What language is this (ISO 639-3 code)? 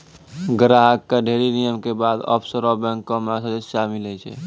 mai